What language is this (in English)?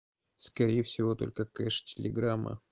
Russian